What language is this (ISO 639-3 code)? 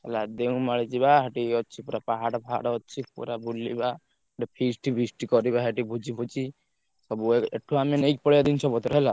ori